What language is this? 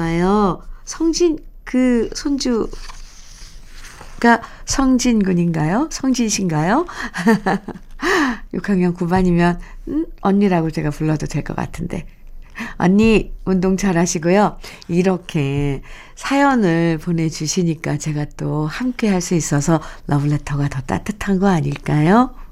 Korean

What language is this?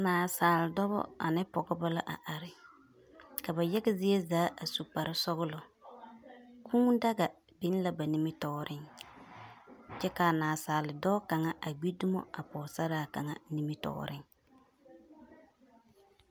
Southern Dagaare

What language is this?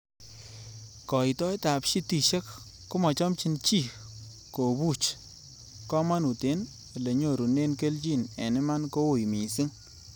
Kalenjin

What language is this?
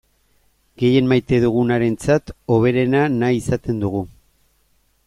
Basque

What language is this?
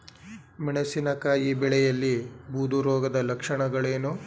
Kannada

